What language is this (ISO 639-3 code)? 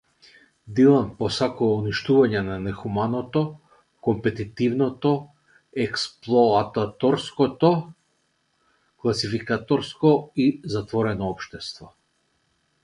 mkd